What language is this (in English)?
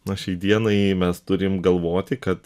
Lithuanian